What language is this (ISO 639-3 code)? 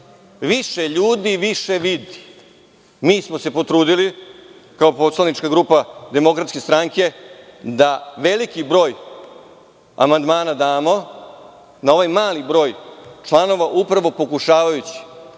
srp